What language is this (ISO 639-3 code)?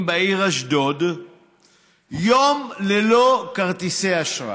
heb